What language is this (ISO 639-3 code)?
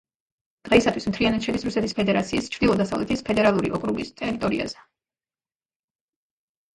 kat